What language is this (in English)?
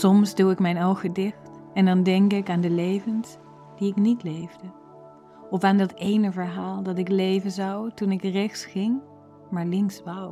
Dutch